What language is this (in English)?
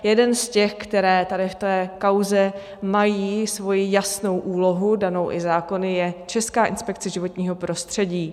Czech